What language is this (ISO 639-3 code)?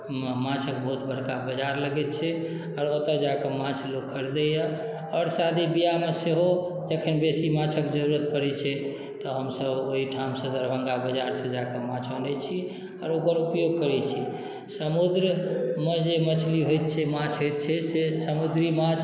mai